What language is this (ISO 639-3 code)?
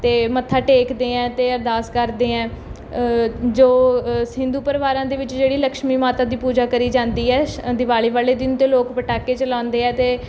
pan